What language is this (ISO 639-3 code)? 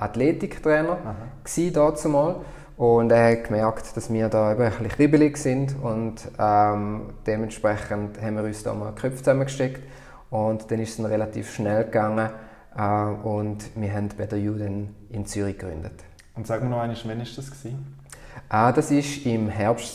deu